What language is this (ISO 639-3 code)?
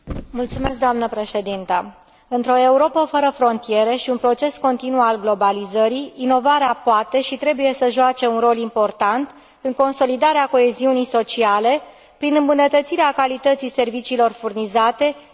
ron